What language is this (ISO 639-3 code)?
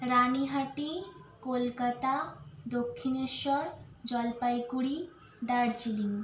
ben